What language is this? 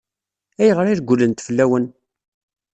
Kabyle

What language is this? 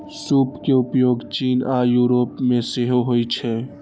Maithili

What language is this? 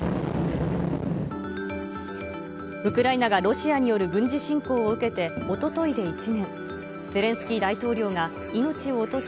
Japanese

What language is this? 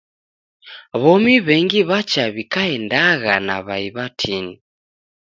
Taita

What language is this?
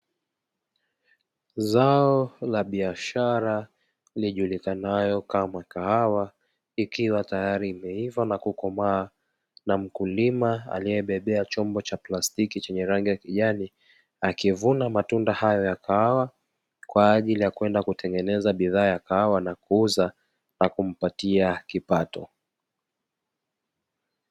Swahili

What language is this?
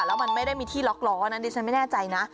Thai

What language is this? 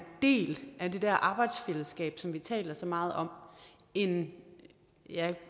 Danish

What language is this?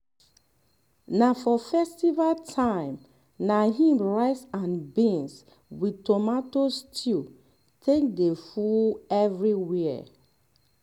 Nigerian Pidgin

